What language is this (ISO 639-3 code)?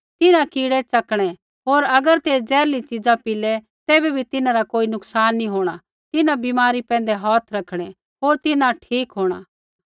kfx